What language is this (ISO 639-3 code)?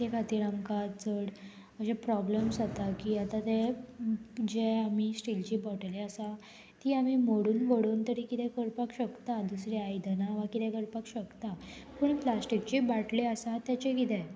kok